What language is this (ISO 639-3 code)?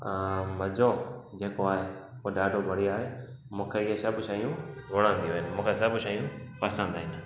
snd